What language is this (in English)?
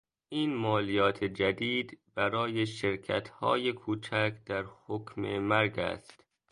Persian